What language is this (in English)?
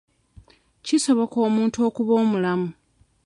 Ganda